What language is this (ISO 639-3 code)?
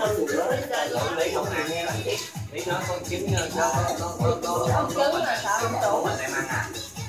vie